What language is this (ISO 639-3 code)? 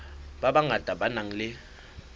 sot